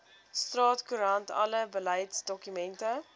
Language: Afrikaans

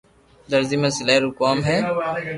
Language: Loarki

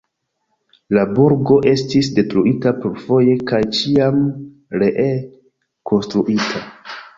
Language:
Esperanto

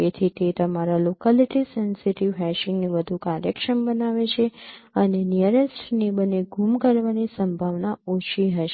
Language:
Gujarati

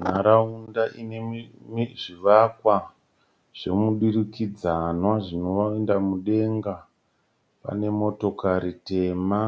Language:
Shona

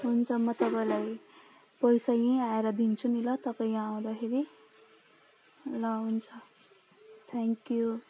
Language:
Nepali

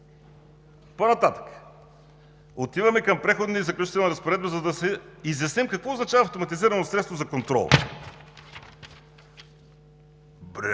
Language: Bulgarian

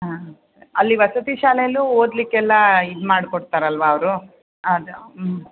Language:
Kannada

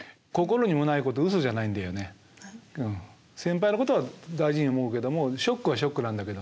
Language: Japanese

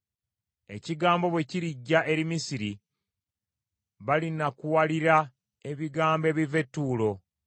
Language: Ganda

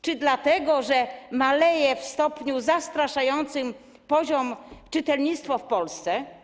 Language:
Polish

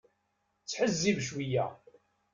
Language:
Kabyle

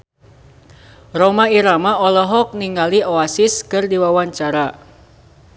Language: Sundanese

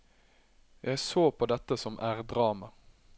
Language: Norwegian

